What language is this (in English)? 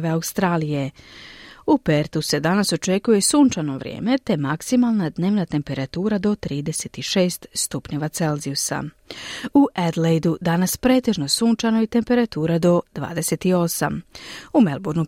Croatian